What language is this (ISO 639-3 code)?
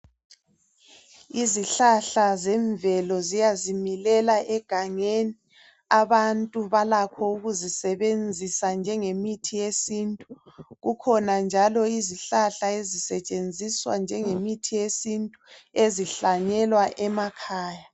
nde